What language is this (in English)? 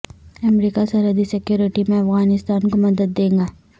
Urdu